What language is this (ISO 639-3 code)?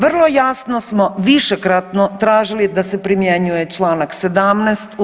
hrv